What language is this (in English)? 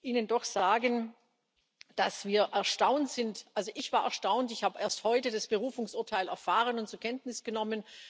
German